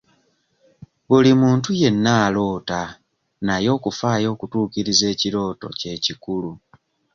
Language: Ganda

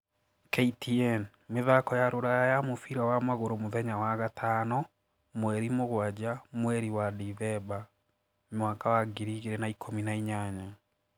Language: Kikuyu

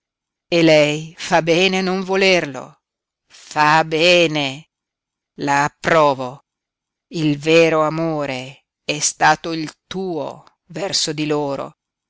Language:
Italian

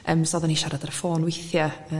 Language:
Welsh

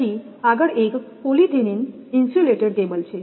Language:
Gujarati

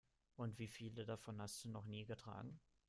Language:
German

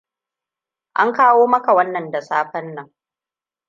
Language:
Hausa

